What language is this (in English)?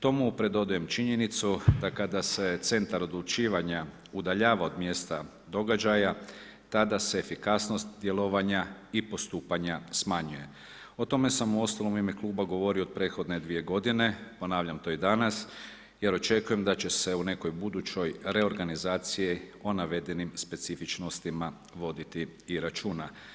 Croatian